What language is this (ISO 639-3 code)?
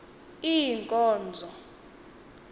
xho